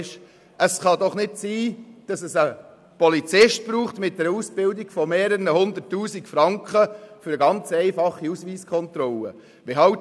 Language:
Swiss German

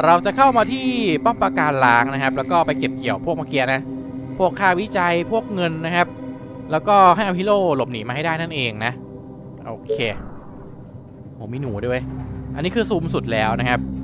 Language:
Thai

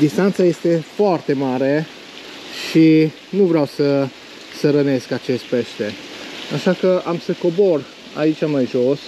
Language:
Romanian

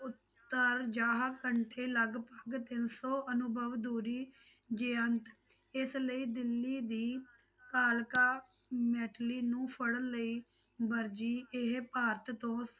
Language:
Punjabi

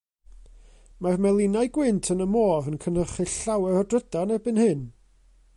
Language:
Welsh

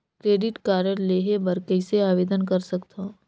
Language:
Chhattisgarhi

